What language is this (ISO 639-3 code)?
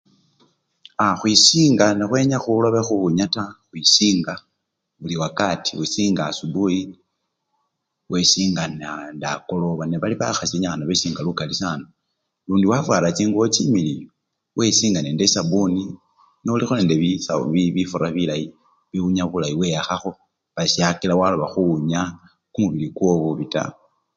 luy